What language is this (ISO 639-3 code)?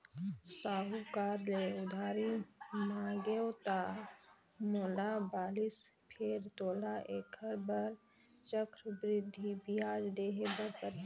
hne